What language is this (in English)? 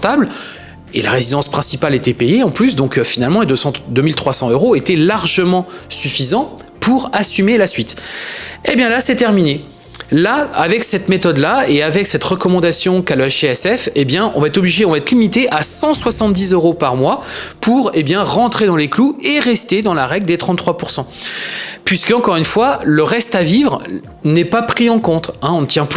French